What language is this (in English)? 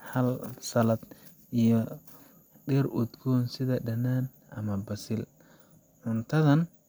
Somali